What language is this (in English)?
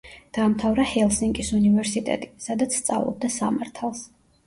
Georgian